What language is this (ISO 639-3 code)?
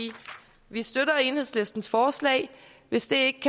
dan